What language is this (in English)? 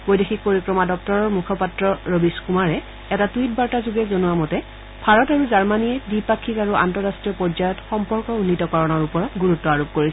Assamese